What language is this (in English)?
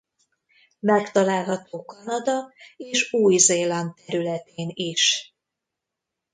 Hungarian